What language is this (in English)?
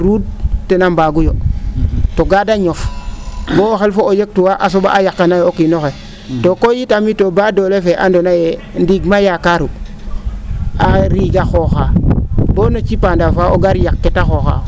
Serer